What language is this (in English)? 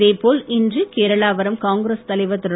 Tamil